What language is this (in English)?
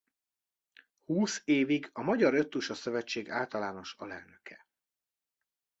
Hungarian